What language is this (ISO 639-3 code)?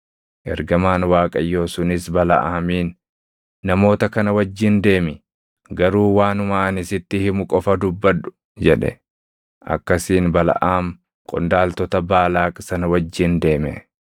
orm